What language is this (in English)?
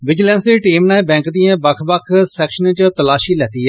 Dogri